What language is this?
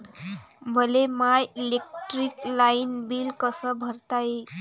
Marathi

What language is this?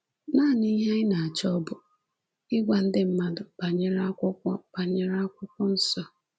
Igbo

